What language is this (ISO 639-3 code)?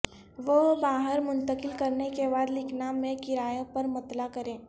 urd